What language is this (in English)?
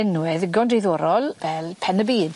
Welsh